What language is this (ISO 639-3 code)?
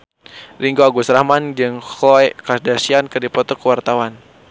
sun